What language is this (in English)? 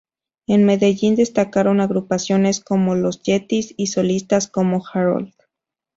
Spanish